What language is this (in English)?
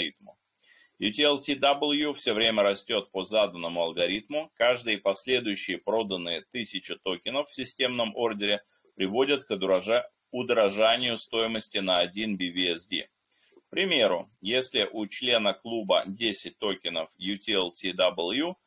Russian